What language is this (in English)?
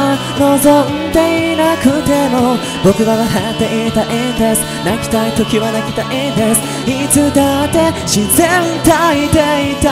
Japanese